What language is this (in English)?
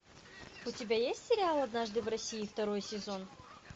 Russian